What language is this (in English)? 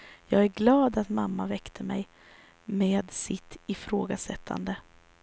Swedish